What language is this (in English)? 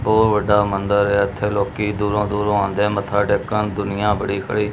Punjabi